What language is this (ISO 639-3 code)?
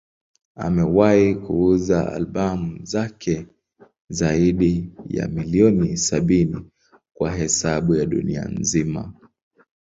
swa